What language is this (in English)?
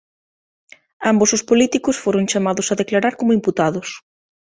Galician